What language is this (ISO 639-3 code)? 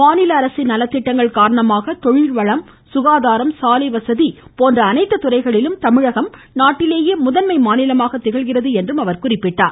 tam